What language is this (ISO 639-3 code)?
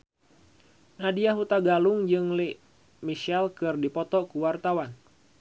sun